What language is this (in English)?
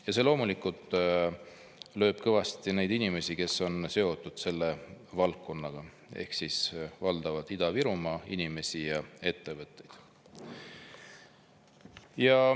Estonian